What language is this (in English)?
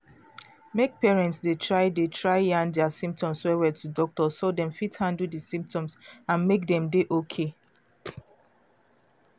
Nigerian Pidgin